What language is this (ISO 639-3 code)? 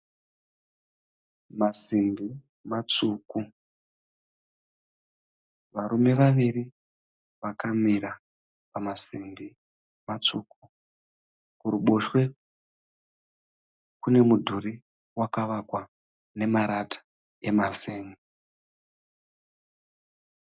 sna